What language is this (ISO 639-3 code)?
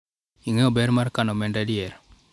luo